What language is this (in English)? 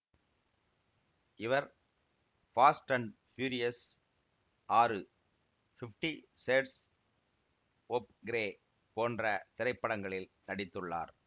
Tamil